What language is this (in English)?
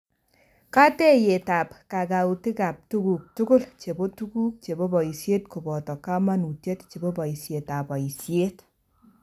Kalenjin